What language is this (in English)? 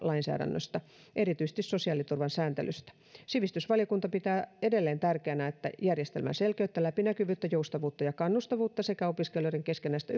Finnish